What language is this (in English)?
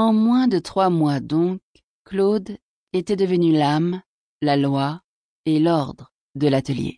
French